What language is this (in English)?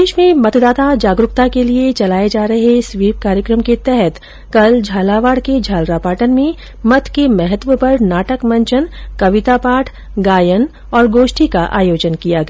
Hindi